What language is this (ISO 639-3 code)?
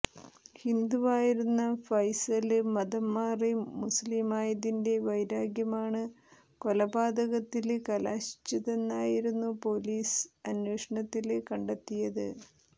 mal